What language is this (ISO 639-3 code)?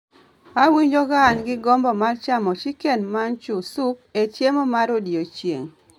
luo